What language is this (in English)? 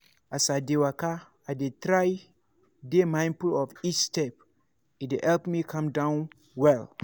Nigerian Pidgin